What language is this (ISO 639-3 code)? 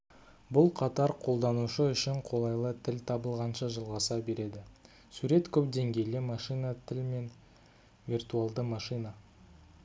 kaz